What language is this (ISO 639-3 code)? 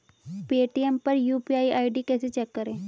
hin